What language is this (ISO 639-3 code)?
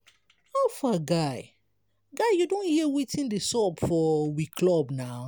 pcm